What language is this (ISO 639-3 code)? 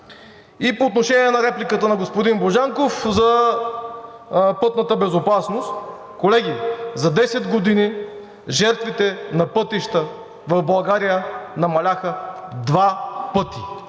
bul